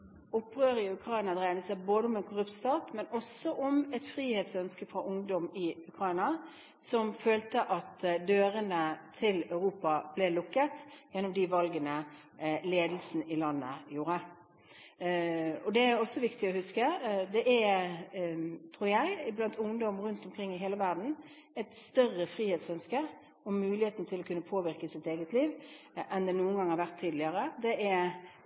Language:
Norwegian Bokmål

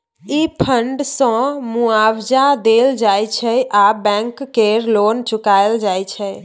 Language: Maithili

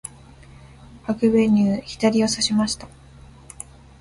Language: Japanese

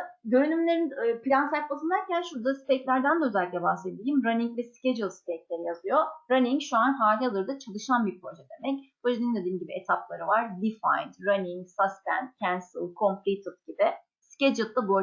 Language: Turkish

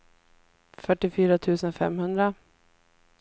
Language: Swedish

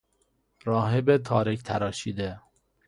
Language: Persian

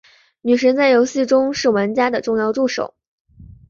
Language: Chinese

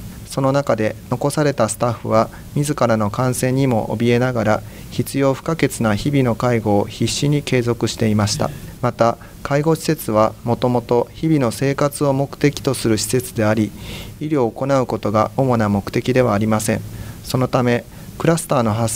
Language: Japanese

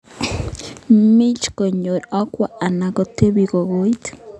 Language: Kalenjin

